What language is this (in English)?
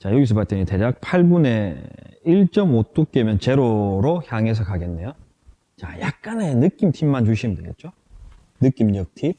Korean